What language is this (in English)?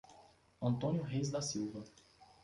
Portuguese